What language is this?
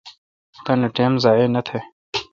Kalkoti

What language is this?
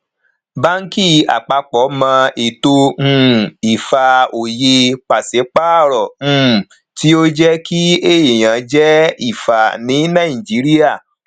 Yoruba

